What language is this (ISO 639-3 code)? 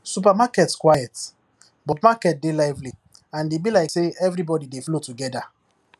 pcm